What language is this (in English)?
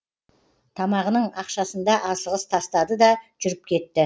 Kazakh